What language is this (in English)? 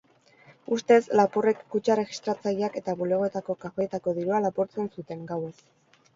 Basque